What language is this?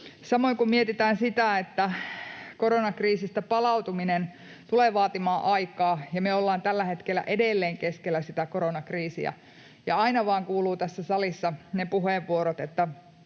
Finnish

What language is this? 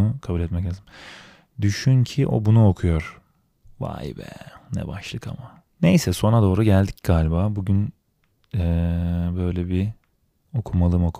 Turkish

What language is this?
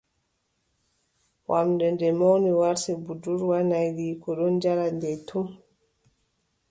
Adamawa Fulfulde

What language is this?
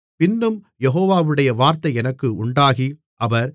Tamil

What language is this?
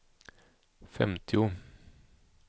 Swedish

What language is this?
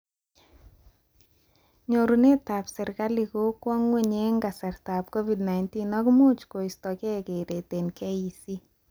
Kalenjin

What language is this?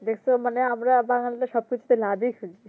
Bangla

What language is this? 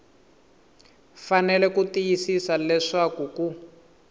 Tsonga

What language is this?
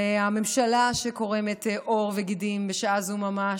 Hebrew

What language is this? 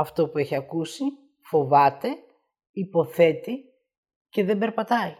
Greek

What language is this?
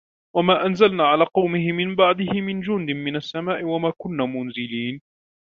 Arabic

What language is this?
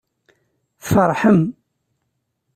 Kabyle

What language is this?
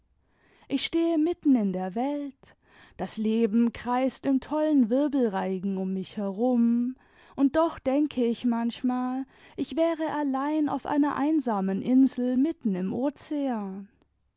German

